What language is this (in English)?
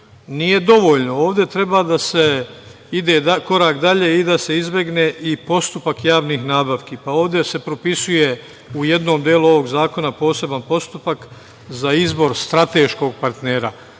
Serbian